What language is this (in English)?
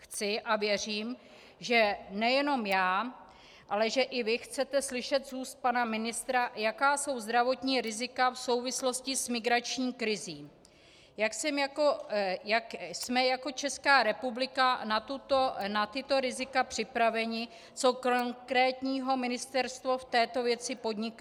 Czech